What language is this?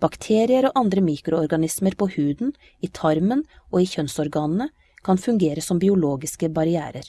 Norwegian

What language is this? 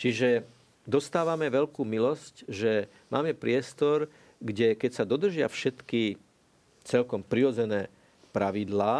Slovak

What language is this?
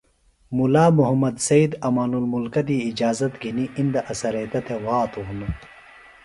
Phalura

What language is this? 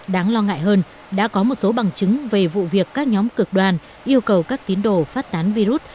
Vietnamese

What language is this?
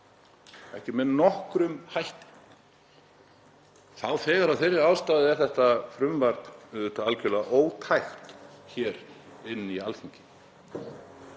Icelandic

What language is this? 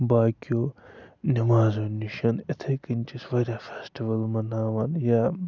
Kashmiri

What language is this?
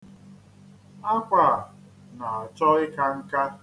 Igbo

